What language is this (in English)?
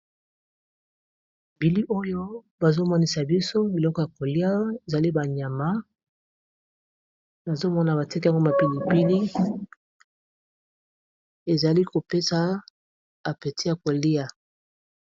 Lingala